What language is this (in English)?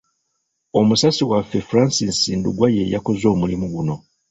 Ganda